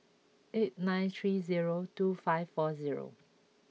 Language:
English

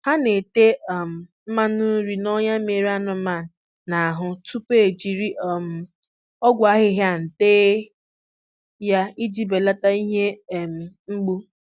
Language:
Igbo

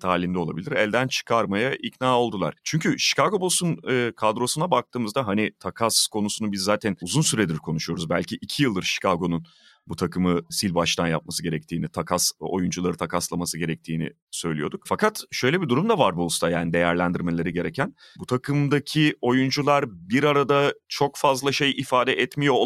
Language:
Turkish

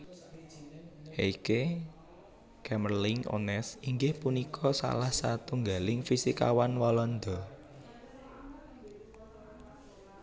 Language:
Javanese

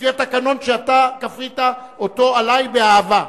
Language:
Hebrew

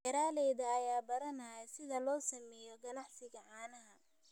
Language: Somali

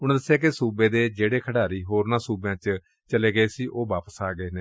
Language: Punjabi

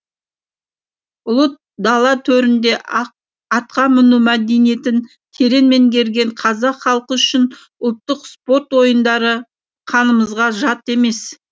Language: Kazakh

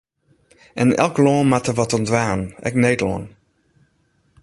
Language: Western Frisian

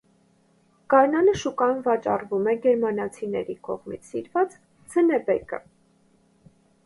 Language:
Armenian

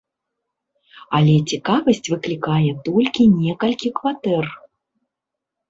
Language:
Belarusian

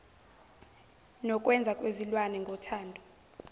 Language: Zulu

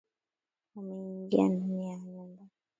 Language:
Swahili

